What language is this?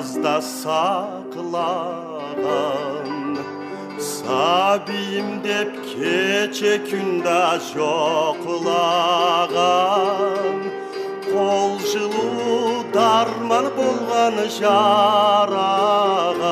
Turkish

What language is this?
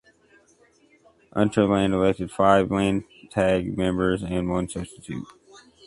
English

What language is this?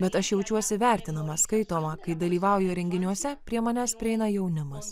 Lithuanian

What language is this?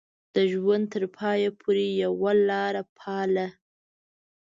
Pashto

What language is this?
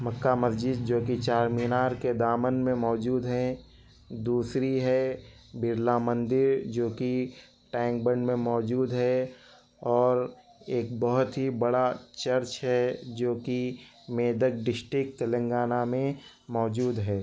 Urdu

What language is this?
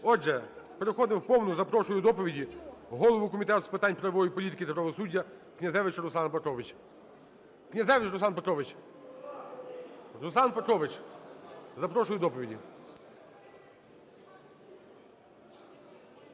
Ukrainian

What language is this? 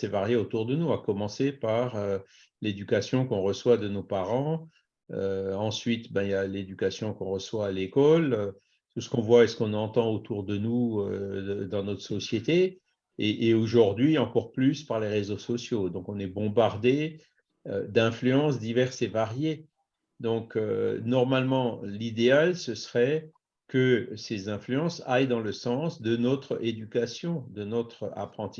French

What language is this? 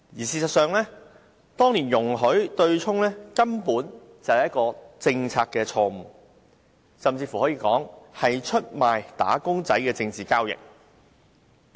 Cantonese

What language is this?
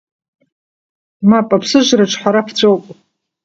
Abkhazian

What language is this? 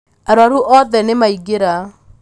Kikuyu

